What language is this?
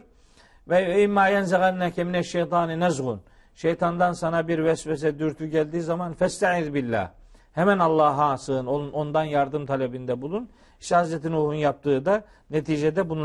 Turkish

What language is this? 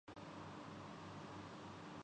Urdu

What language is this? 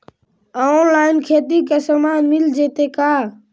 Magahi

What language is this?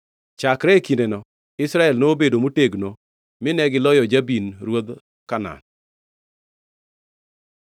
Luo (Kenya and Tanzania)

